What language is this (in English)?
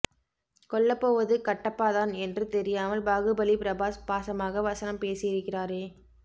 Tamil